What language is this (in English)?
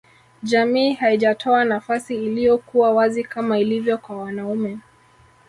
Swahili